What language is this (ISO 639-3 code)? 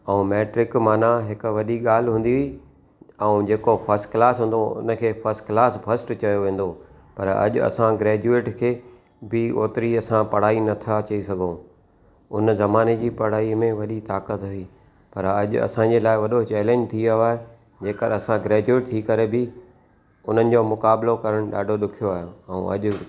snd